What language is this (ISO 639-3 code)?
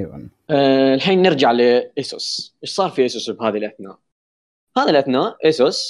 ara